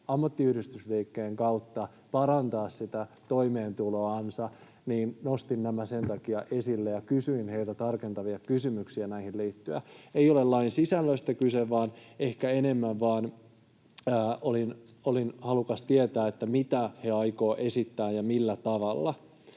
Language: Finnish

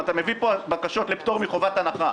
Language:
Hebrew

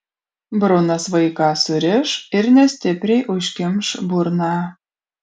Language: Lithuanian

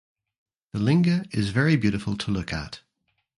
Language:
English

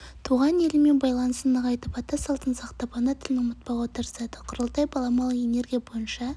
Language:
Kazakh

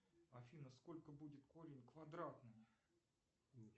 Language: Russian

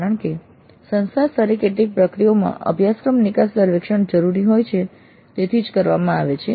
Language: Gujarati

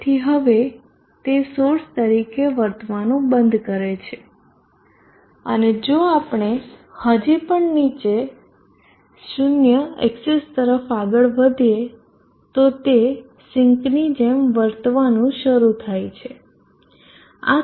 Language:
Gujarati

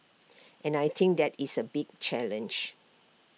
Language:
English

